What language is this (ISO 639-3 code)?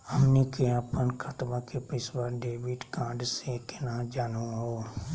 mag